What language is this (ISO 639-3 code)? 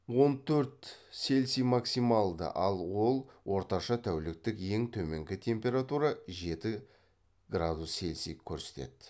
kaz